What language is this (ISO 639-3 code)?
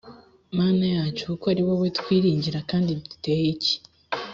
kin